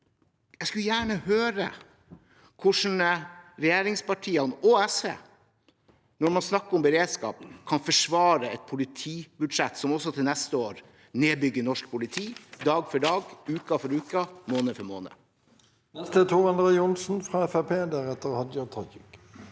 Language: Norwegian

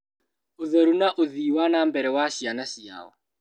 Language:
Kikuyu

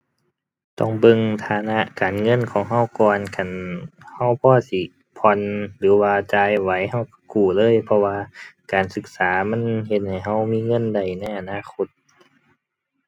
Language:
Thai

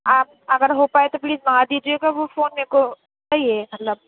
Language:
Urdu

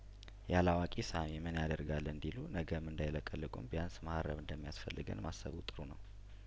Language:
Amharic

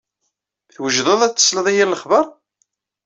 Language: Kabyle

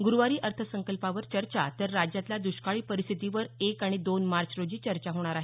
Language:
Marathi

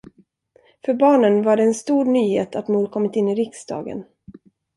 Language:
Swedish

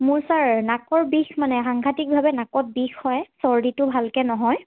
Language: Assamese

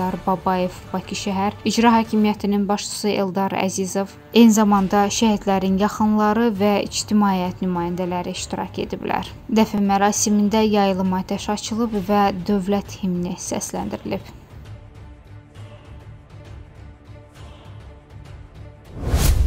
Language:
Turkish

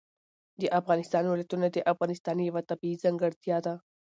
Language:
Pashto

